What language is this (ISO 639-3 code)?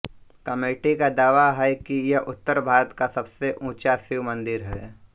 hin